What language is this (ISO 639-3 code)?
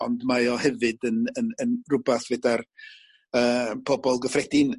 cym